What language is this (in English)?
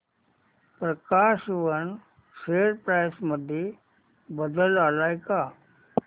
Marathi